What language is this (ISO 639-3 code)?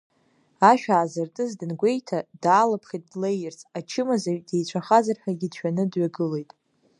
abk